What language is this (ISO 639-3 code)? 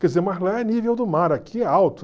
por